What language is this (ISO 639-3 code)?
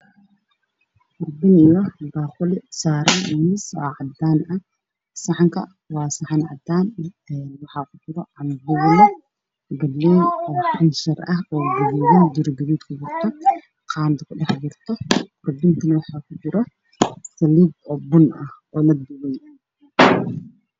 som